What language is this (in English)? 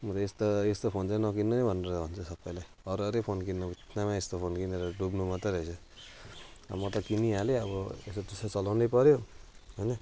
Nepali